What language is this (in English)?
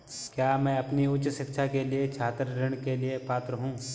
Hindi